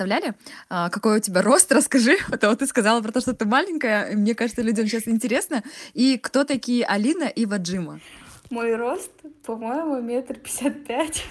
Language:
Russian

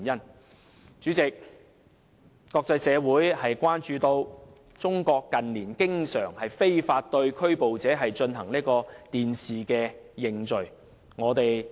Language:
Cantonese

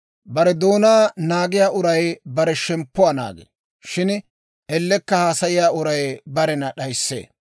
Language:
Dawro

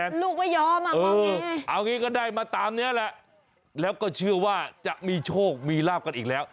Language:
Thai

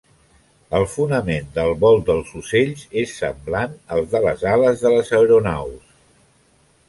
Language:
Catalan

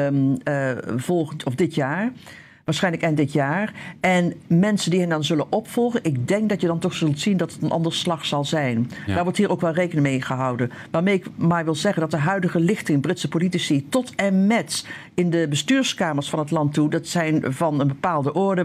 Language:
Dutch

